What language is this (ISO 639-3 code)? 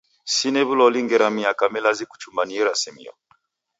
dav